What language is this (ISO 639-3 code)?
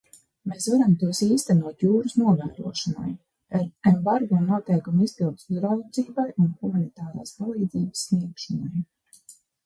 lav